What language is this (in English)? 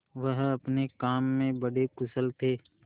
Hindi